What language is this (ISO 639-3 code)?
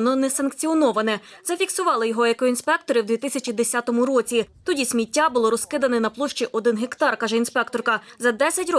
ukr